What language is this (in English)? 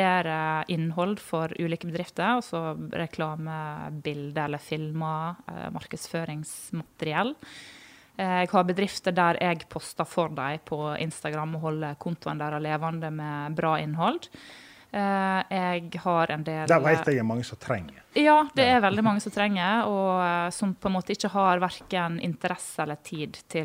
English